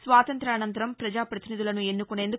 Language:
Telugu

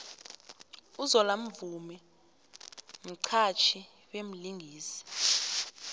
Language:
South Ndebele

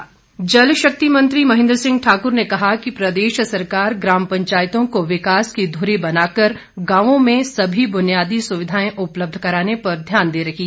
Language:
Hindi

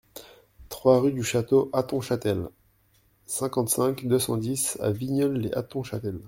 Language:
French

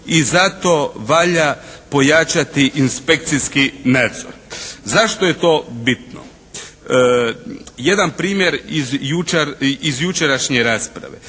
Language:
Croatian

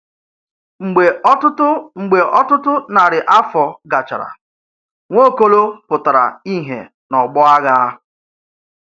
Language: Igbo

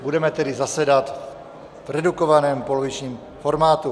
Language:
Czech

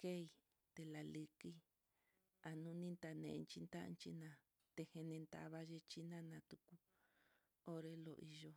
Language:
Mitlatongo Mixtec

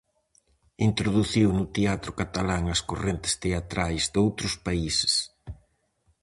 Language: Galician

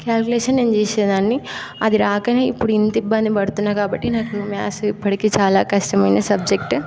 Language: Telugu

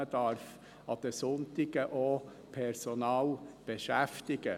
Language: Swiss German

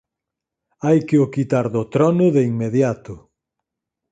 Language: Galician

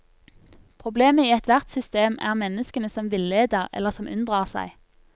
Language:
Norwegian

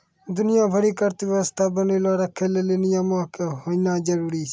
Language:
Maithili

